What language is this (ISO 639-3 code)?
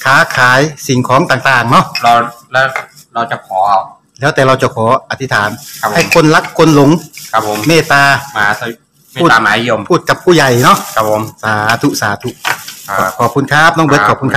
tha